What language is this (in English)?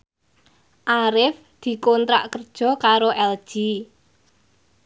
Javanese